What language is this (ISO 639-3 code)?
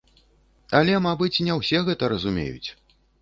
bel